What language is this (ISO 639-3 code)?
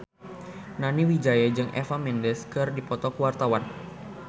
sun